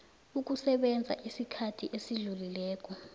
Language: South Ndebele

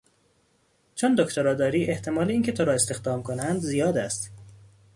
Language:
Persian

